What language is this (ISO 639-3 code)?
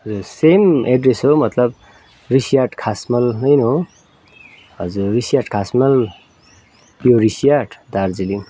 nep